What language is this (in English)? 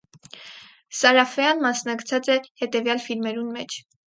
Armenian